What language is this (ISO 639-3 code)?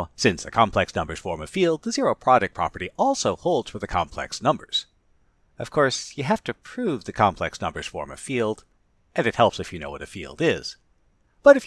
eng